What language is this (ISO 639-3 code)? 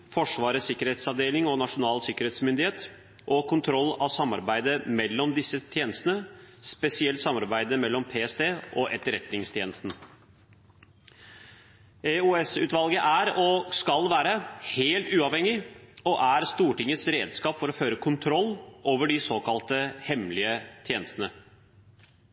nob